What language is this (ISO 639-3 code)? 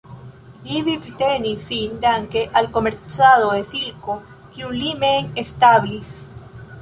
epo